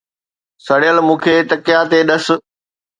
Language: Sindhi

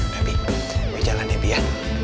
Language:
Indonesian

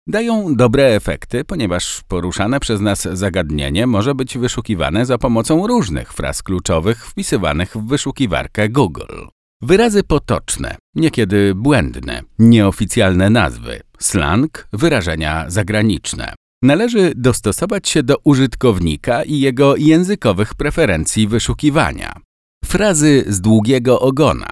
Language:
Polish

